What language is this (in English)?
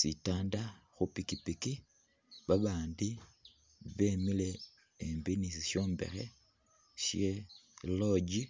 Masaaba